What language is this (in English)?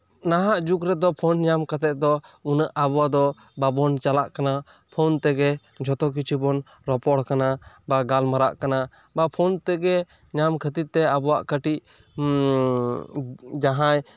Santali